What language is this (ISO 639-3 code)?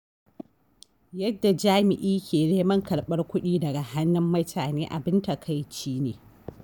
hau